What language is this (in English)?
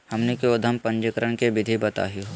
Magahi